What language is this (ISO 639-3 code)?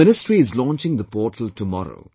eng